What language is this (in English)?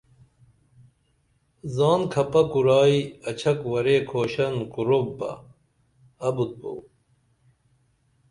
Dameli